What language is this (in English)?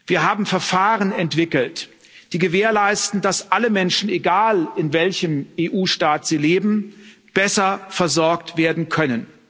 German